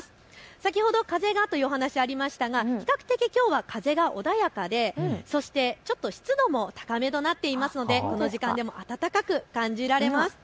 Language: Japanese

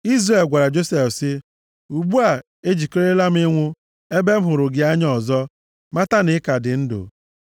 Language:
Igbo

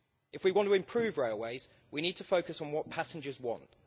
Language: English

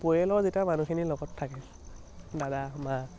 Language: Assamese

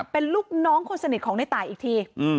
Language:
Thai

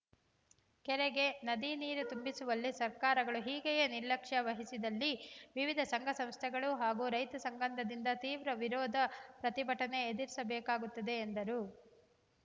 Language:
Kannada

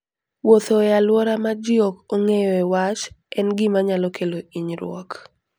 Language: Luo (Kenya and Tanzania)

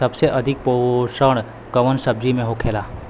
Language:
Bhojpuri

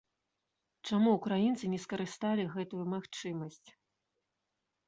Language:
Belarusian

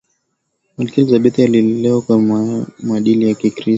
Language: Swahili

